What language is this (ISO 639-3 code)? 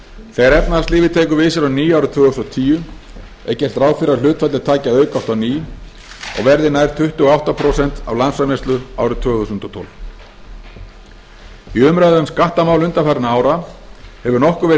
isl